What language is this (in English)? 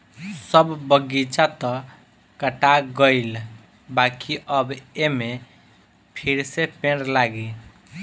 Bhojpuri